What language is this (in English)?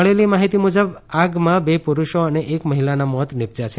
Gujarati